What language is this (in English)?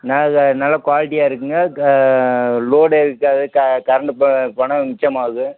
Tamil